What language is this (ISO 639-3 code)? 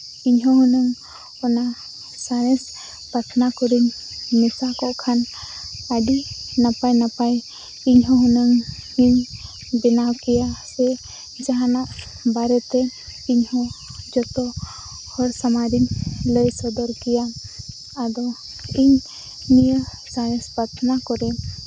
sat